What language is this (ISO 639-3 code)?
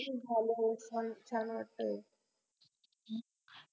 mar